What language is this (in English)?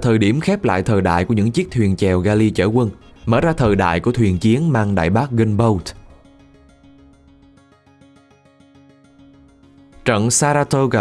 Vietnamese